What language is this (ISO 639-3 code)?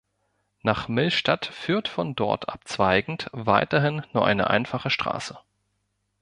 deu